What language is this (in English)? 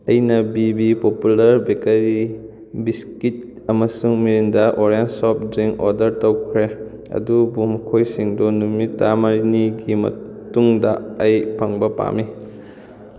Manipuri